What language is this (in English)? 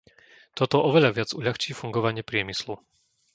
Slovak